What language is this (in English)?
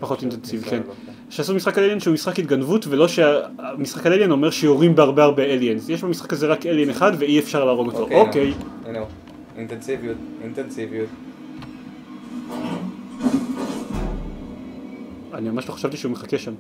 Hebrew